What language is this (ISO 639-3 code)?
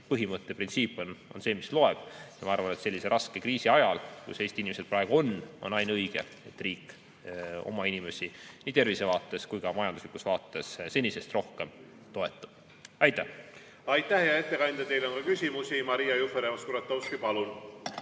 est